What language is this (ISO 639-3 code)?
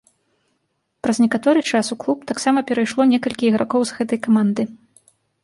bel